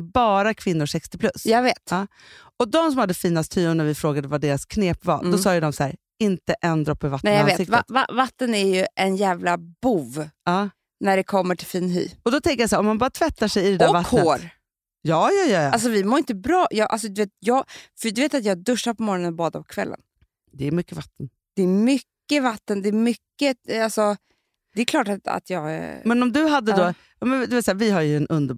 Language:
Swedish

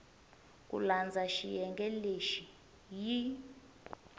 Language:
Tsonga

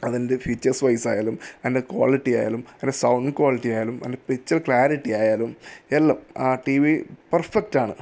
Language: Malayalam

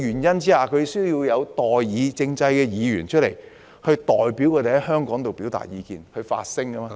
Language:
Cantonese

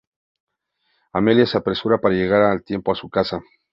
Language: Spanish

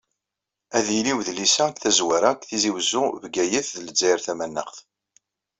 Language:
Kabyle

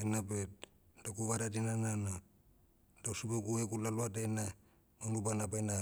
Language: Motu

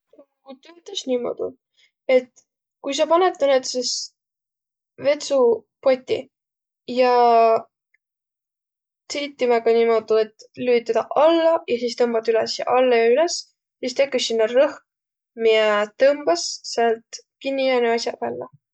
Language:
Võro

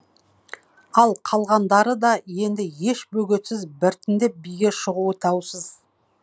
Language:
Kazakh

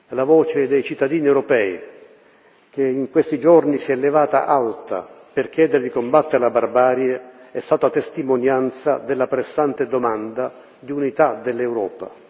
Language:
Italian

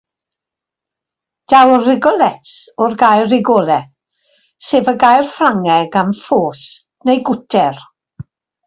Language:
Welsh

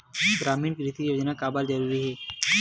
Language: Chhattisgarhi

